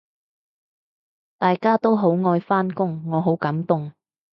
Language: Cantonese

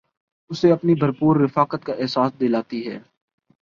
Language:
Urdu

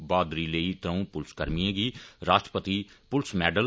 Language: Dogri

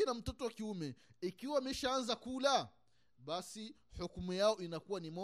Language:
Swahili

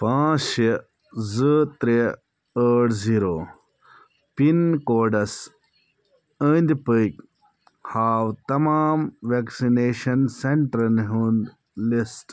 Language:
Kashmiri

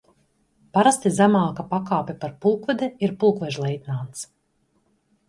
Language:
Latvian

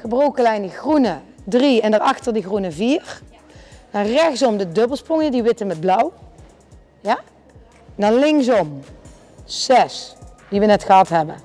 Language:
Dutch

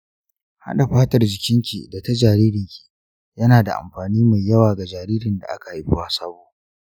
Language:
Hausa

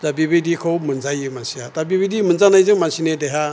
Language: Bodo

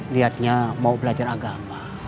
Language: Indonesian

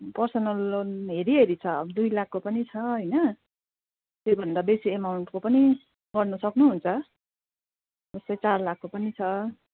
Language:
Nepali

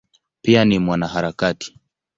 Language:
Swahili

